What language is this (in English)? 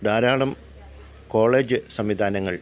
Malayalam